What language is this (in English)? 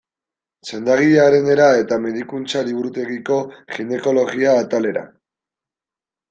Basque